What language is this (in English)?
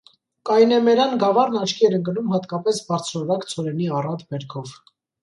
Armenian